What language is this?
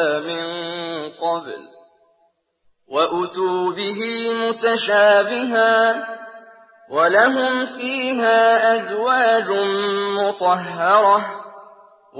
Arabic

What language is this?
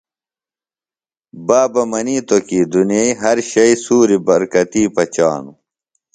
Phalura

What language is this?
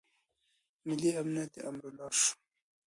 Pashto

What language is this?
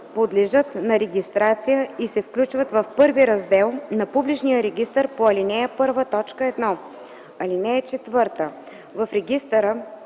Bulgarian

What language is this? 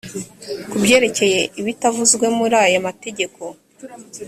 Kinyarwanda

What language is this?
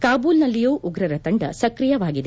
Kannada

